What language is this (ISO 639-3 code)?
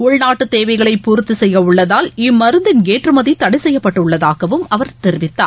tam